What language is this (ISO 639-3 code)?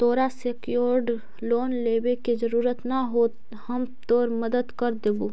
mag